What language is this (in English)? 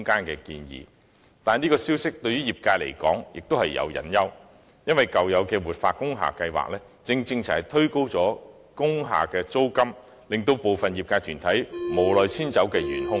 Cantonese